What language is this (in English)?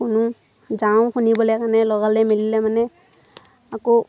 Assamese